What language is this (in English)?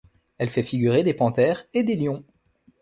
French